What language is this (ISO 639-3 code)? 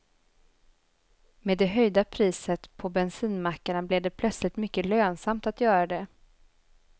swe